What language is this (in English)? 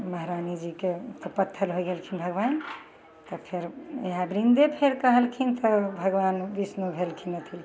Maithili